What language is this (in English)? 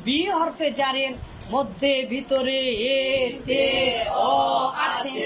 Arabic